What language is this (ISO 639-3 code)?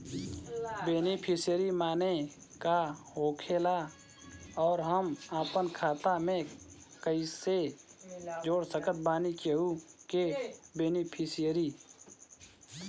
bho